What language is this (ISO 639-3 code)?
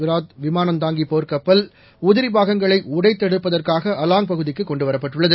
tam